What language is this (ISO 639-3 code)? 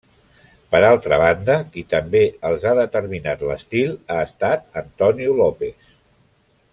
cat